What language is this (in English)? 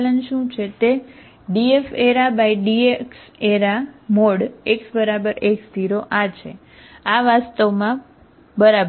Gujarati